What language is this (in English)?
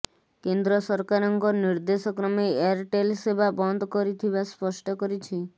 Odia